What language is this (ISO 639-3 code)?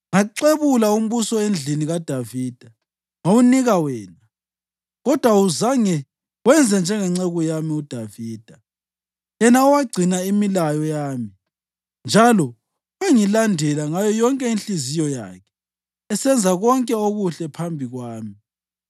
nde